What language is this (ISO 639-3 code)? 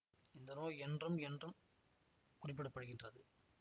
tam